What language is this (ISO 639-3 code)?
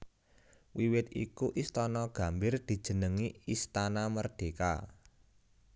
jav